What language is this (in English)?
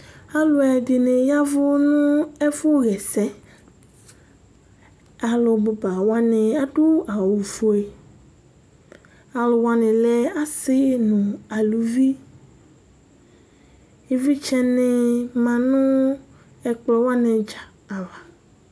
Ikposo